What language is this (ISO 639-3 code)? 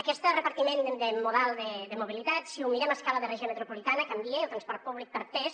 cat